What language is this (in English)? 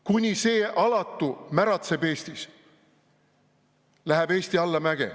Estonian